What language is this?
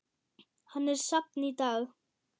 Icelandic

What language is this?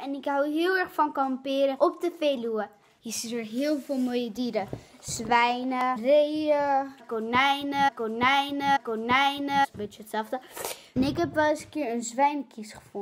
Dutch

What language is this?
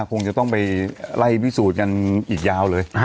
Thai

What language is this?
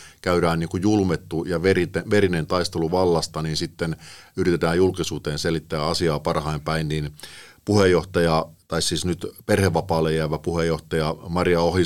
Finnish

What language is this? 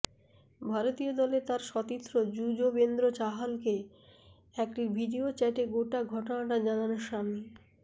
Bangla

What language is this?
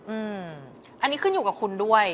Thai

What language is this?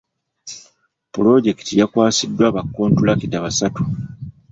Ganda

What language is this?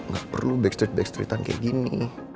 Indonesian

